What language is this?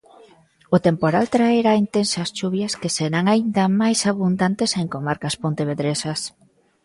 Galician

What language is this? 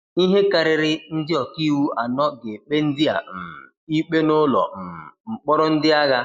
Igbo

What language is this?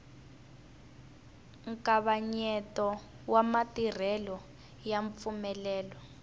Tsonga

